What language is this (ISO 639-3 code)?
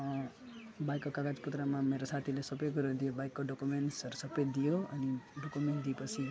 nep